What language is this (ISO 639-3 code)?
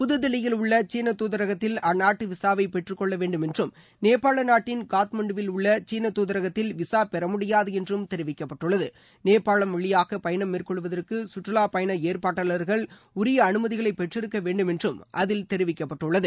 tam